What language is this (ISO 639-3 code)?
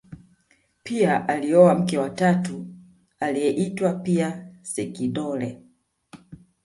swa